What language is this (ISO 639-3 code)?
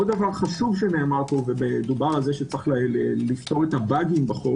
heb